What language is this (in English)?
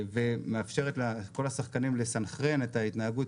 Hebrew